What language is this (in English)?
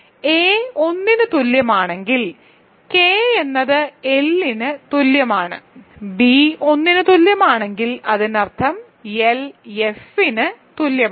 Malayalam